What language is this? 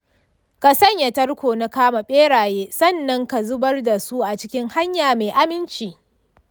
Hausa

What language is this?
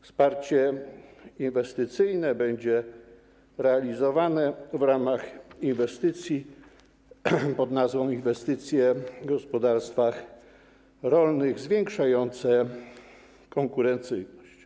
Polish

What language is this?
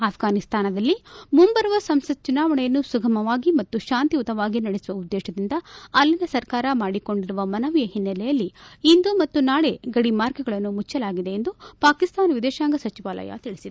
Kannada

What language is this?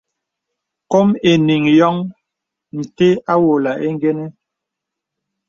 Bebele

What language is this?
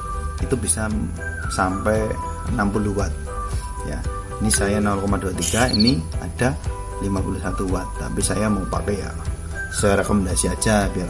Indonesian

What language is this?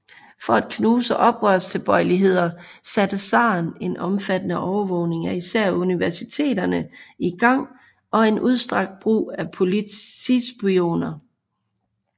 Danish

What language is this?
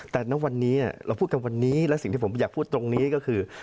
Thai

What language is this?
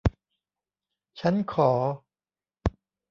Thai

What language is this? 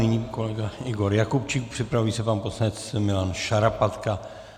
Czech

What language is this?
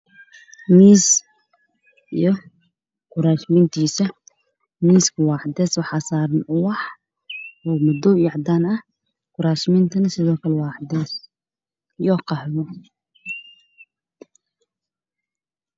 Somali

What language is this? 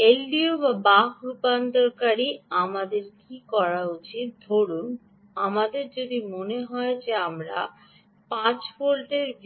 Bangla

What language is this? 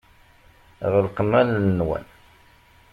Kabyle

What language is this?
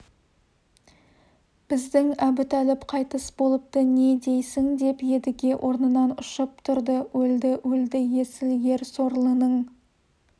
Kazakh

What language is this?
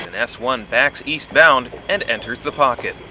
English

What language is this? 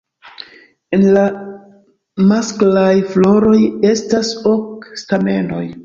Esperanto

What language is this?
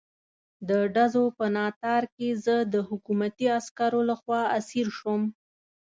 Pashto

